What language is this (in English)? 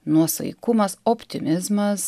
Lithuanian